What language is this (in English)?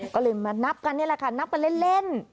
Thai